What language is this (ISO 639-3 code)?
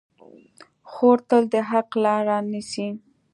pus